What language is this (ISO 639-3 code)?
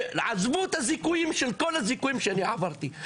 heb